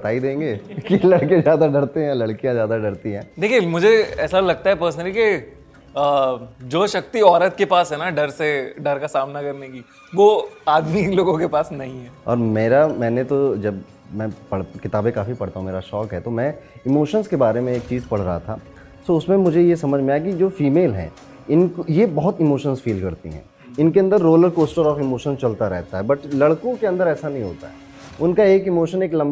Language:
Hindi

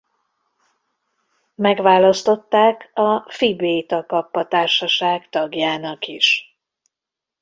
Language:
Hungarian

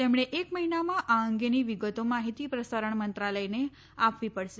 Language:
Gujarati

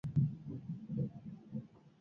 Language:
Basque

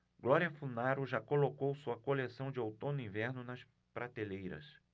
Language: Portuguese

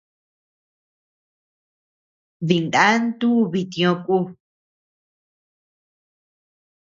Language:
Tepeuxila Cuicatec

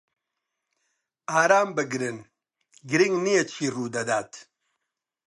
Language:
Central Kurdish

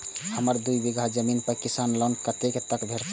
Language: Maithili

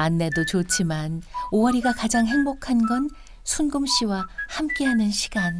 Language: Korean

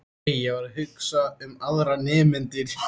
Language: Icelandic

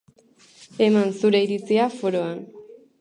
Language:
Basque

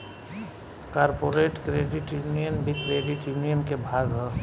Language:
Bhojpuri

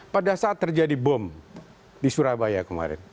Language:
Indonesian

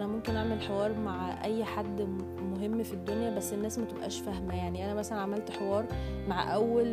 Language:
Arabic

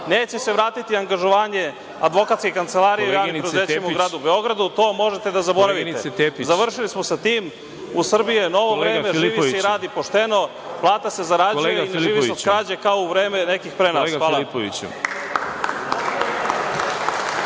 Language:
Serbian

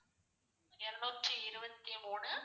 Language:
Tamil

